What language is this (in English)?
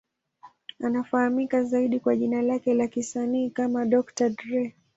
Swahili